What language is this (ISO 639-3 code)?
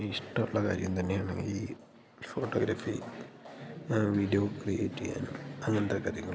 mal